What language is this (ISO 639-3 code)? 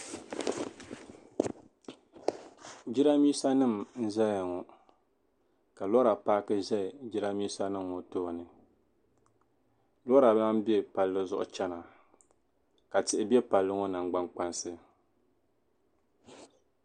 dag